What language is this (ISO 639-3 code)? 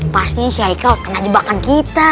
ind